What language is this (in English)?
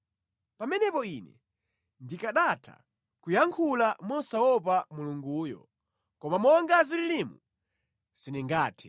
Nyanja